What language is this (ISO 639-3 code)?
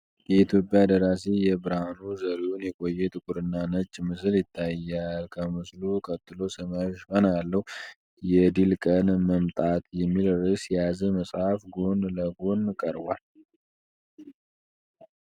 amh